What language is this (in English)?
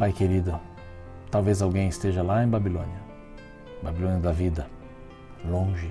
Portuguese